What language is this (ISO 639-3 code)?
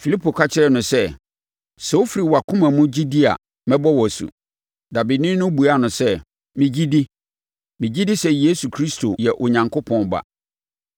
aka